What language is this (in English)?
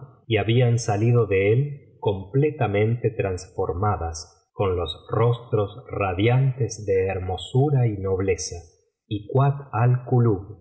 Spanish